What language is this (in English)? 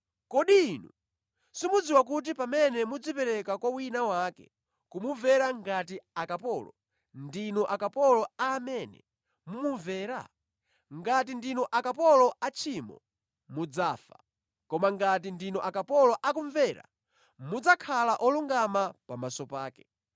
Nyanja